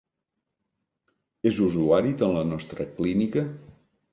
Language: Catalan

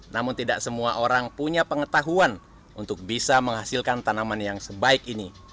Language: Indonesian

